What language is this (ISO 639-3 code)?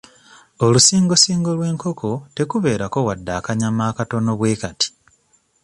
lug